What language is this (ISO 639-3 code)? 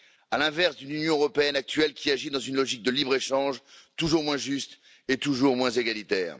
fra